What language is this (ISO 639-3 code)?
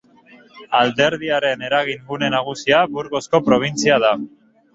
eus